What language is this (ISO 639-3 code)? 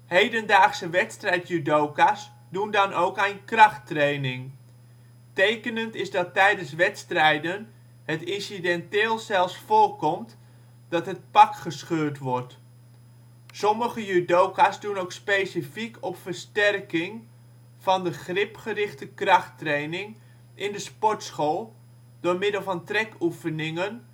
nld